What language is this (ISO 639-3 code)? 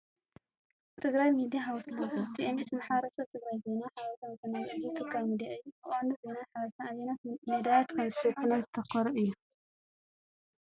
tir